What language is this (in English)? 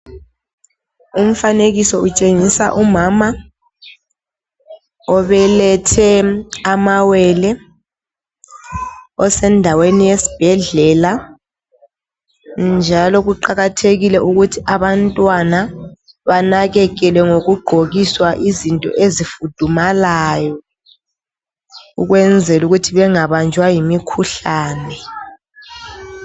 North Ndebele